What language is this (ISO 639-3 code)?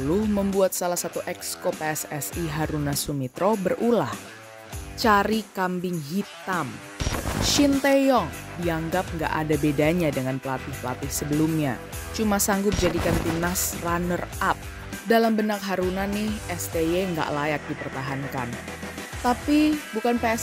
ind